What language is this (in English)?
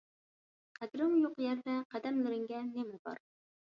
Uyghur